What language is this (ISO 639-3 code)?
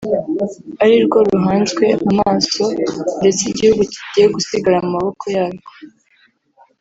kin